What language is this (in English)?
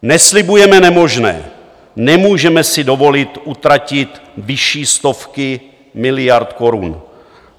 Czech